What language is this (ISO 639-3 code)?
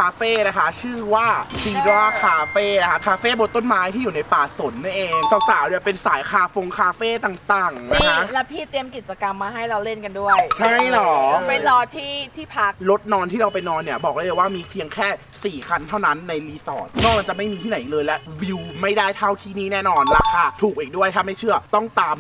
tha